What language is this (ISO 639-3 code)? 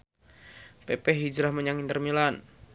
jav